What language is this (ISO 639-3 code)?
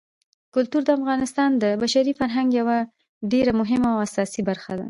pus